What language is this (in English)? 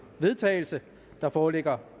Danish